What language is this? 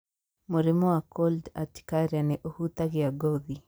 Kikuyu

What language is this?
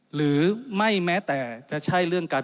Thai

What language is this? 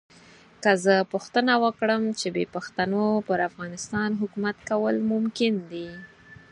Pashto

